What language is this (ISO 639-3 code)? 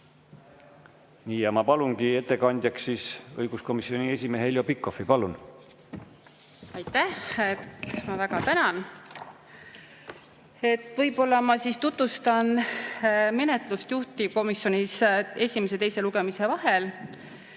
est